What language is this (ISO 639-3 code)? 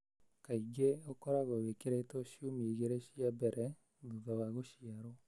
kik